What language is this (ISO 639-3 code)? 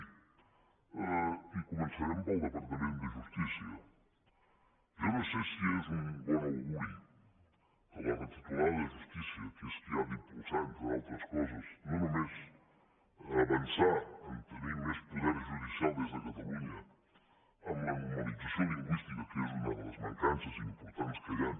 cat